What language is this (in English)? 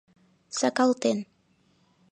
Mari